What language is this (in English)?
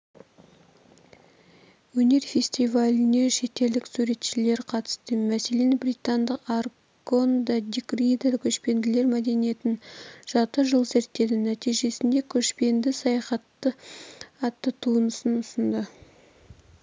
Kazakh